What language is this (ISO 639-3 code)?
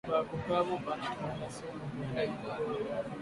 swa